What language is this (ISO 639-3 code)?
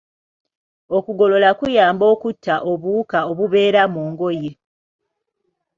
lug